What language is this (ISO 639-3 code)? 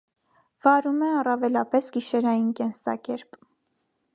hye